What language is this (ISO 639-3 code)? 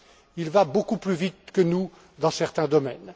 fra